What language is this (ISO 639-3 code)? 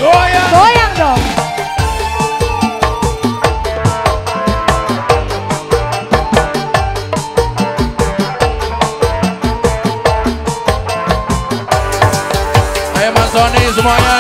ind